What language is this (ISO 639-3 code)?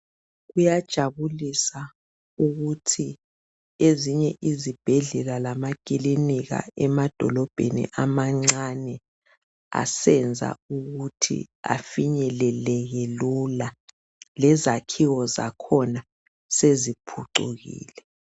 nde